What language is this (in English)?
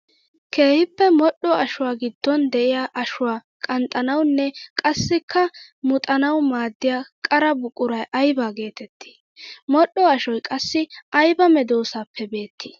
Wolaytta